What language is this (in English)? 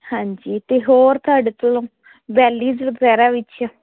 Punjabi